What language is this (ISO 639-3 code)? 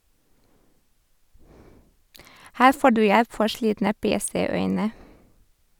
nor